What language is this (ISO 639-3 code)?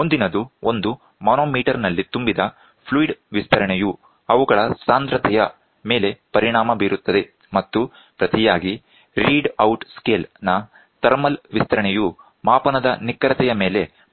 kan